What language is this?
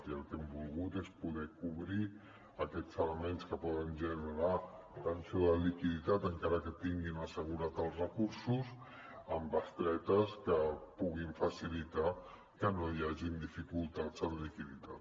Catalan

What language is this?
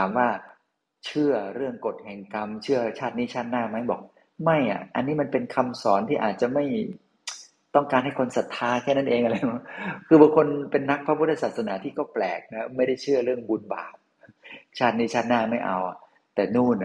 Thai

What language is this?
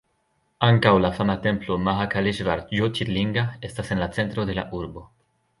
Esperanto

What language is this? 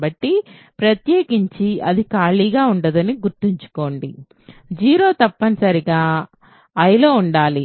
Telugu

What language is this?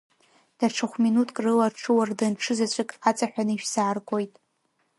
Abkhazian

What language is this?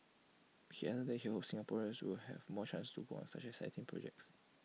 English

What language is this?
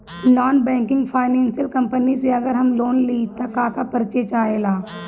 Bhojpuri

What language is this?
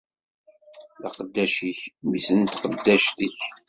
Kabyle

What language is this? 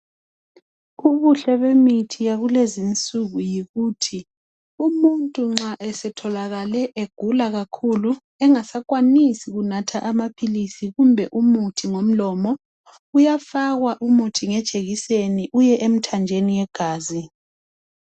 North Ndebele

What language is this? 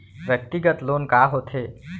Chhattisgarhi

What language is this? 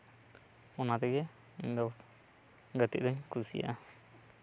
Santali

